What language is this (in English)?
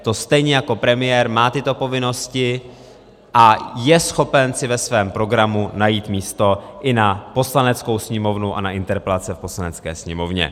Czech